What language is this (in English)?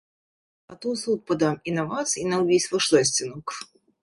Belarusian